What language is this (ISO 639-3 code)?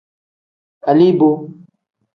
kdh